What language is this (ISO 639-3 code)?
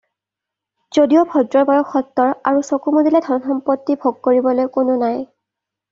asm